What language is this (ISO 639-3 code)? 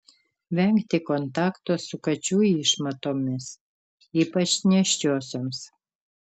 lit